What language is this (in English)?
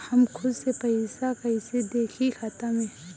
Bhojpuri